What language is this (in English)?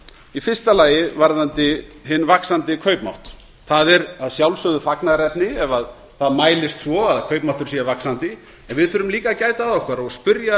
Icelandic